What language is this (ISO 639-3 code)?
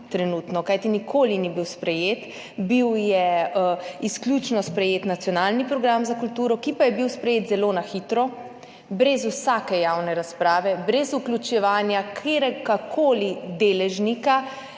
slv